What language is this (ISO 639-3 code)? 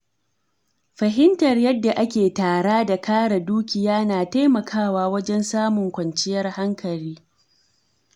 hau